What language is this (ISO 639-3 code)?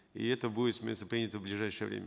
kaz